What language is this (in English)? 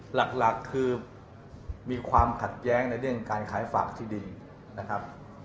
Thai